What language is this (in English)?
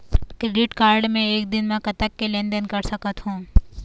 Chhattisgarhi